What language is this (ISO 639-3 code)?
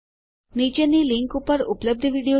guj